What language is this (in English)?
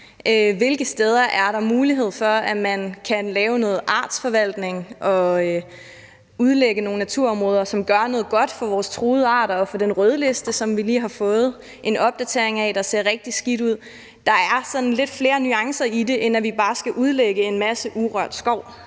Danish